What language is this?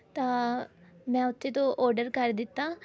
Punjabi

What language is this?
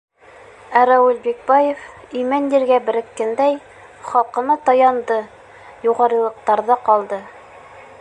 Bashkir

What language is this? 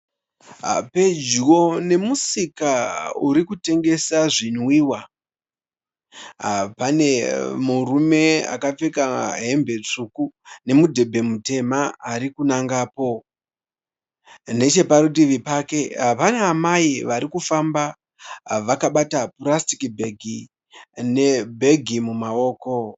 Shona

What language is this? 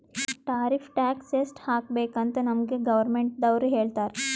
Kannada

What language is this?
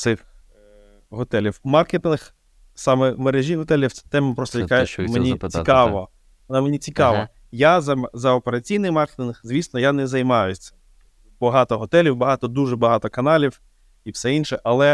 Ukrainian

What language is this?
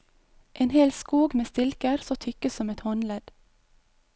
Norwegian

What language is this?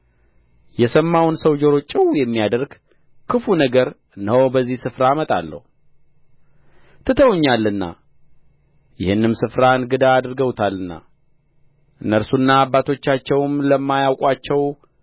Amharic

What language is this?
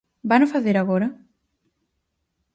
Galician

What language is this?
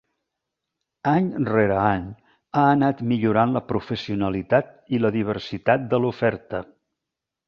Catalan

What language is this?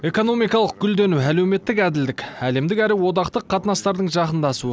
Kazakh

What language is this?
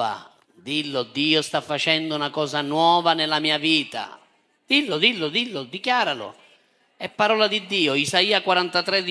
Italian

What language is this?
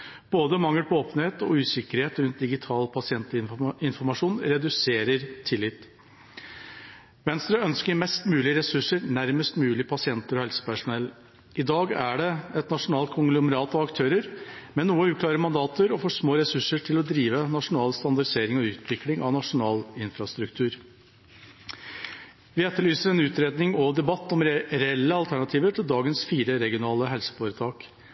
Norwegian Bokmål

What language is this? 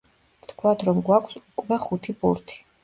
Georgian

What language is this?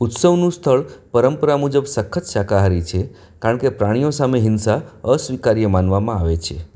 Gujarati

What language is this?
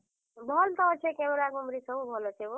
Odia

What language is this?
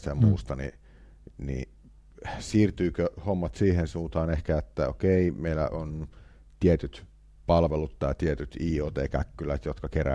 Finnish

